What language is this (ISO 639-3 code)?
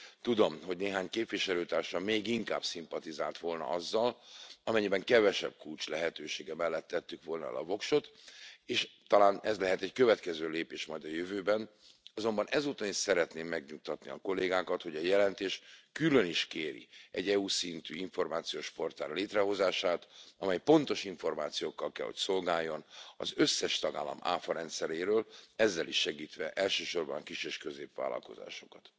hun